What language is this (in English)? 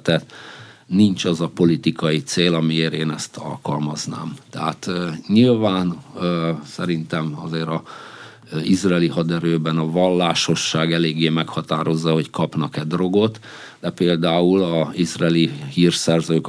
Hungarian